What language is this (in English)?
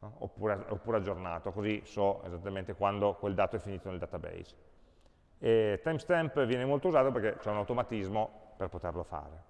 Italian